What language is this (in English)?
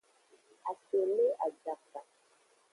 Aja (Benin)